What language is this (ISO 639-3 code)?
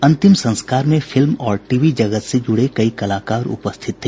hin